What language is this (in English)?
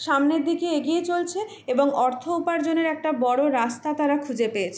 Bangla